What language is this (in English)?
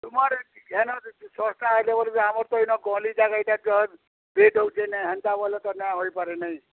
Odia